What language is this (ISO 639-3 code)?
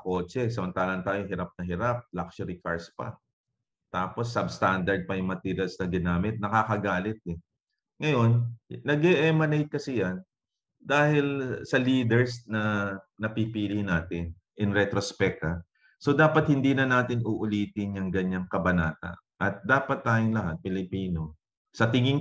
fil